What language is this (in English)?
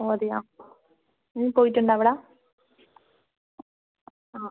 Malayalam